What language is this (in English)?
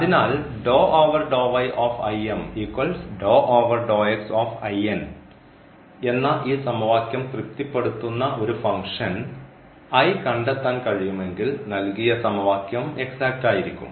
Malayalam